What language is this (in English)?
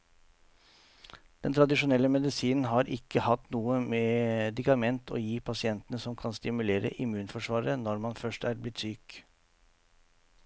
Norwegian